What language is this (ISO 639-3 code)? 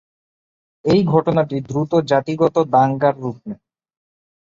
ben